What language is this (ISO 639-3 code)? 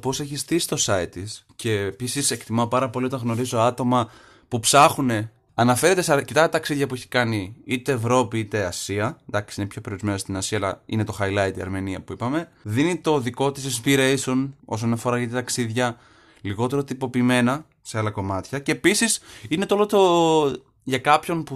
ell